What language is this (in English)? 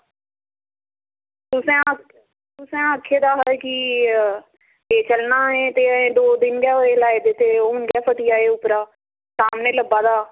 Dogri